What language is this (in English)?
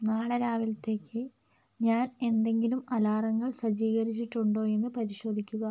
Malayalam